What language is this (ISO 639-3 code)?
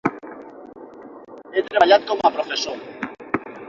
cat